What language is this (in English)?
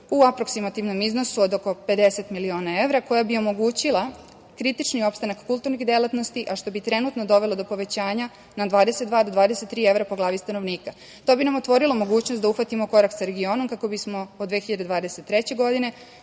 Serbian